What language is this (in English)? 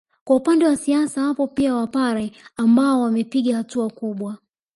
Swahili